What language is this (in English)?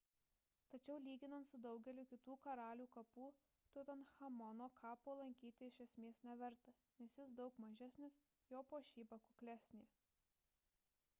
Lithuanian